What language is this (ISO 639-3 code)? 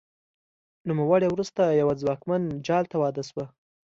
pus